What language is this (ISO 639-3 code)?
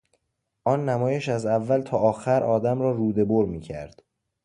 fas